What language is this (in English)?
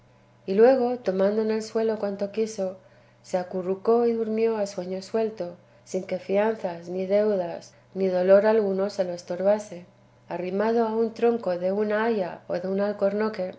Spanish